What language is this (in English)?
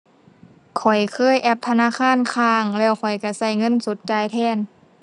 Thai